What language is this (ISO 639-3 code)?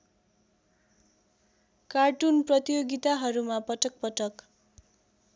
nep